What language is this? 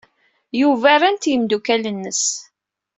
Kabyle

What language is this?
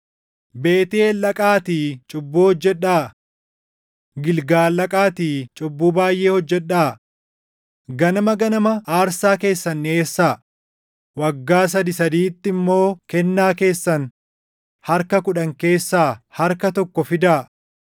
Oromo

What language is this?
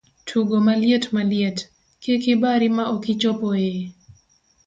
Luo (Kenya and Tanzania)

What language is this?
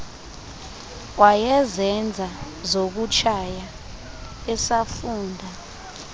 Xhosa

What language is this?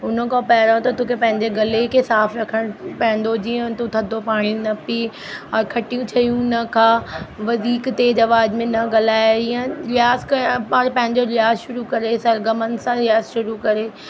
Sindhi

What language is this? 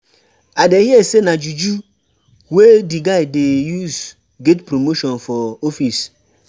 Nigerian Pidgin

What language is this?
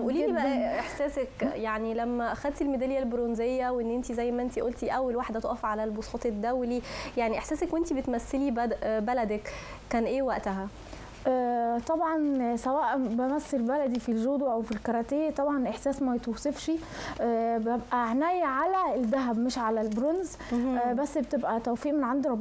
Arabic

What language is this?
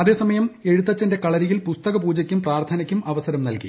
Malayalam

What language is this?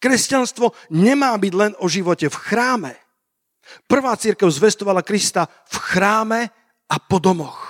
Slovak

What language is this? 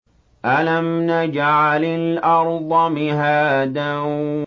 Arabic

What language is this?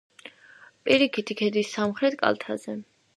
Georgian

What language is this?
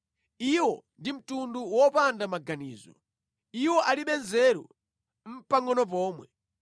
Nyanja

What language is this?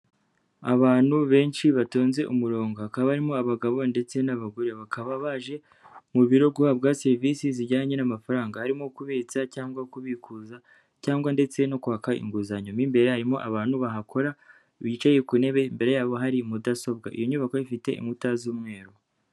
Kinyarwanda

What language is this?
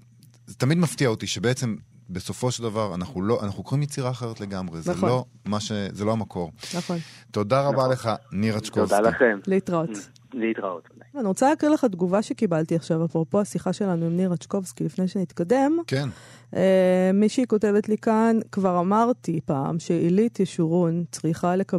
Hebrew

